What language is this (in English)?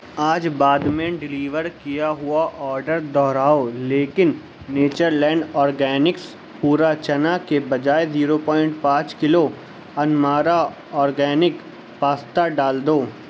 Urdu